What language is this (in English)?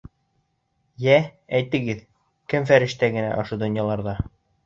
Bashkir